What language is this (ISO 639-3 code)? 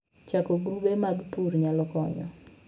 luo